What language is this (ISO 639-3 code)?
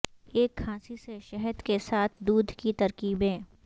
urd